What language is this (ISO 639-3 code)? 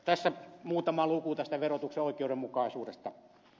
fin